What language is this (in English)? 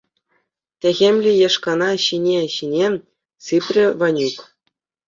Chuvash